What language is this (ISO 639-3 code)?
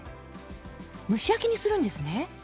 jpn